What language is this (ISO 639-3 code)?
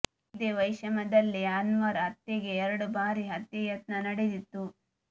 kan